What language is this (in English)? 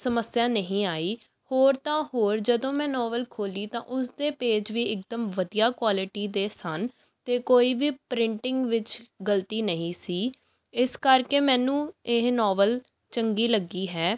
Punjabi